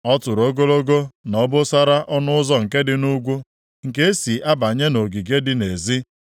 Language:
Igbo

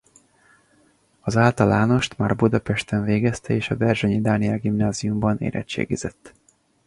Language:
Hungarian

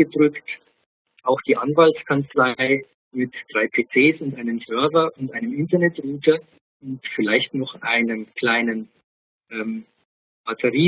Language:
German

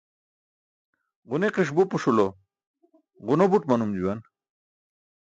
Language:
Burushaski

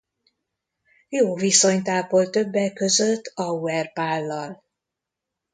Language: Hungarian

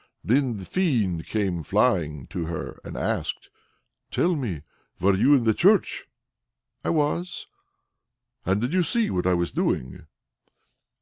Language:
English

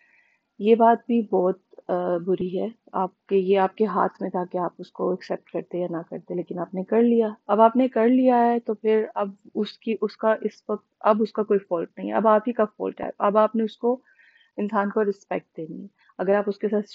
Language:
Urdu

